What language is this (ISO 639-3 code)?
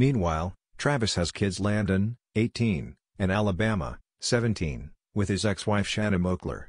eng